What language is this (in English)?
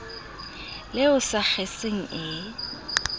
Southern Sotho